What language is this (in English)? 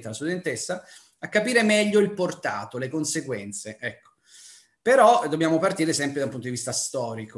Italian